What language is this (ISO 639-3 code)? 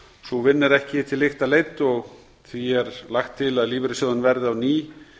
isl